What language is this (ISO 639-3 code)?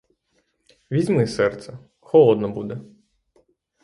ukr